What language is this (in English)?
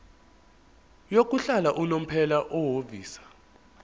Zulu